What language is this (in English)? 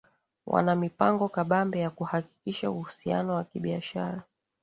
Swahili